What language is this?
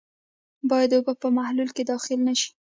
Pashto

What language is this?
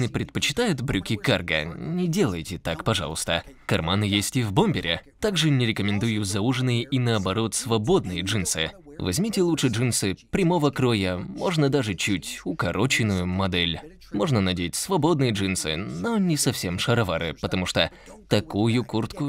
Russian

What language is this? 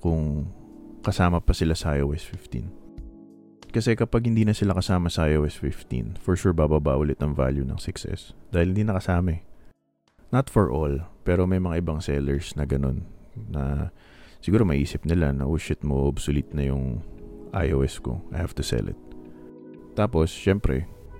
Filipino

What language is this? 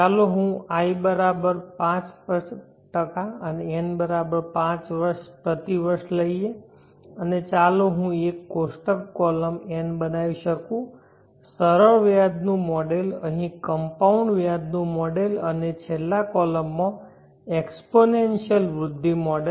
Gujarati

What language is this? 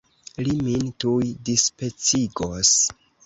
Esperanto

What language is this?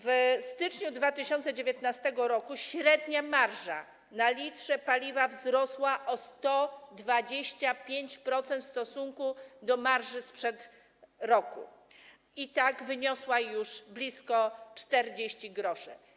Polish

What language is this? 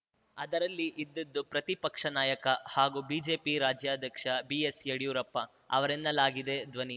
Kannada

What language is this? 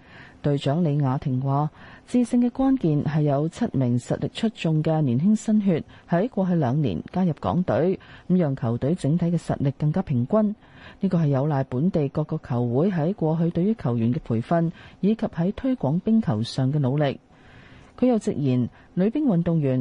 Chinese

